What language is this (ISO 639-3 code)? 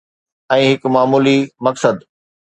snd